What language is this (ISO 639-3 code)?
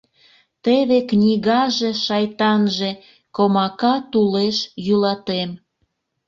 chm